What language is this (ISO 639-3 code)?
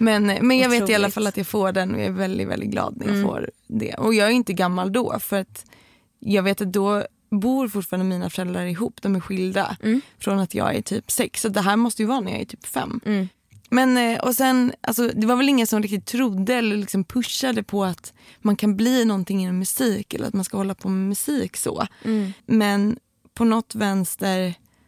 swe